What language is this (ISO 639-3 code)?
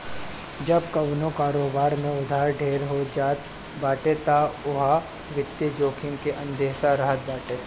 bho